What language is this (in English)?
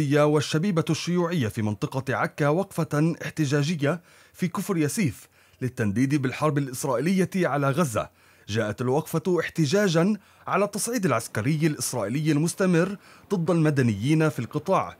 Arabic